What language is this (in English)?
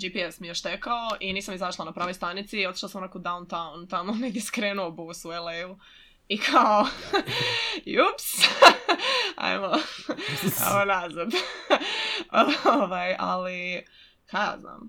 Croatian